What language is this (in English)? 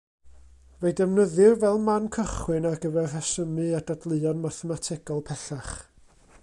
Welsh